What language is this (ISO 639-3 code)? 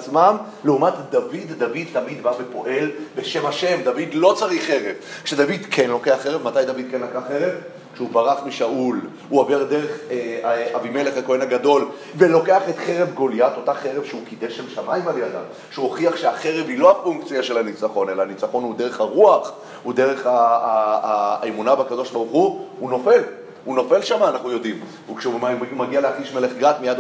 heb